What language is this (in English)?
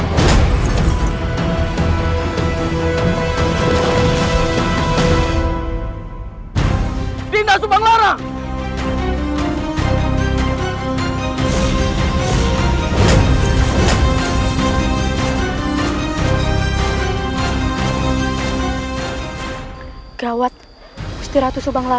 Indonesian